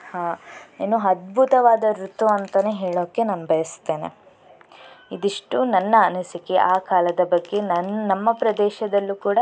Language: Kannada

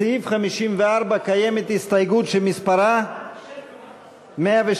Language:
Hebrew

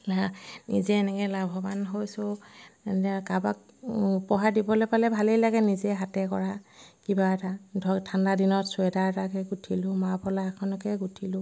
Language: Assamese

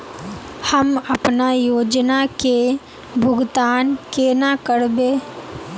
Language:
Magahi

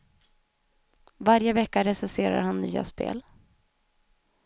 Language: Swedish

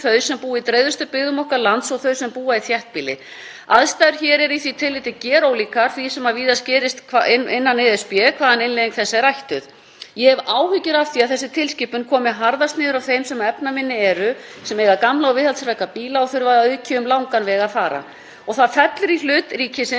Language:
Icelandic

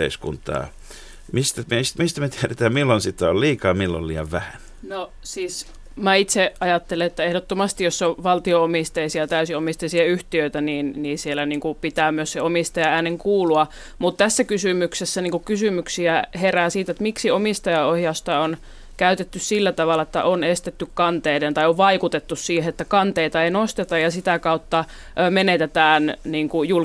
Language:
Finnish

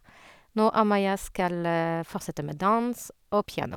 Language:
Norwegian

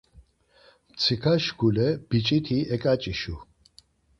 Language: Laz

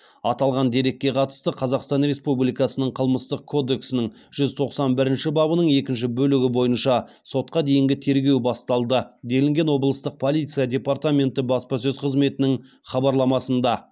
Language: Kazakh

